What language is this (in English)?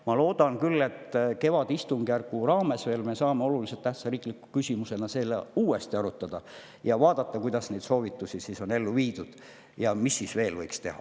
Estonian